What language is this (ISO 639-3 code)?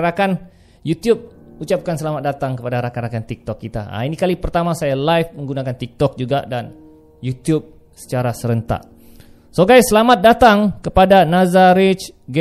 msa